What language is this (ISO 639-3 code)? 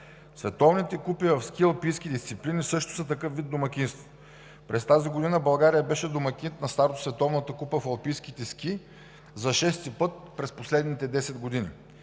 bul